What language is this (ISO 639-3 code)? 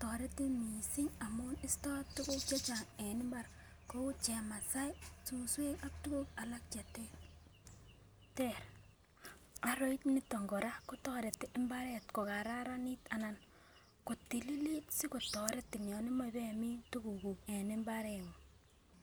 kln